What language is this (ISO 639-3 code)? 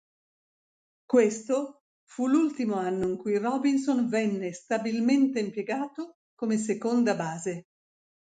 ita